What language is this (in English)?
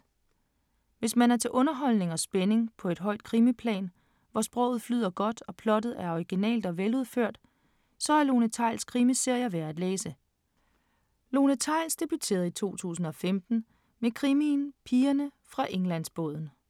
Danish